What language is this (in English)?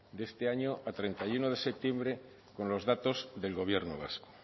Spanish